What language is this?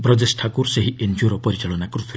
Odia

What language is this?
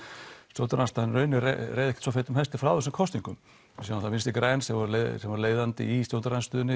Icelandic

